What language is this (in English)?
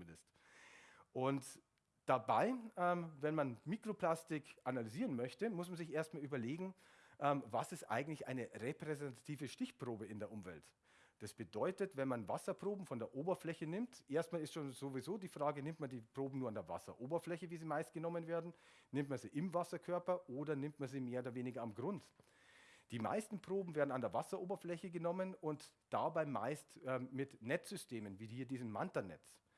German